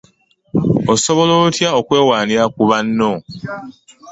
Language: Ganda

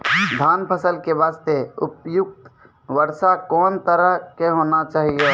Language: Maithili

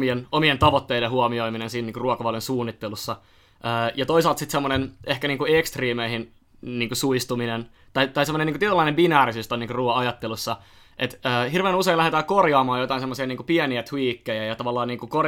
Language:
Finnish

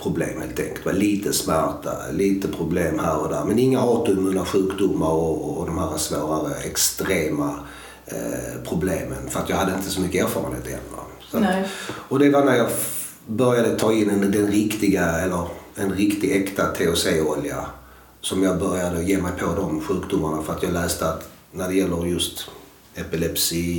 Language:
Swedish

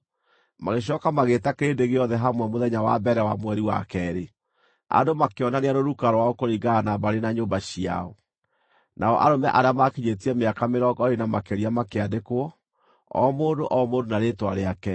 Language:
Kikuyu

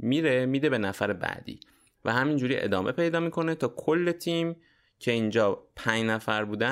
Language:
Persian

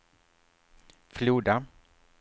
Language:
Swedish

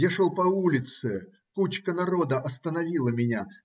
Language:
Russian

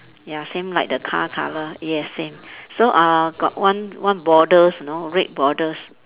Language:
English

